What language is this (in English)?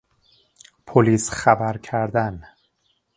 Persian